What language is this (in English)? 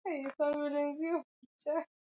Swahili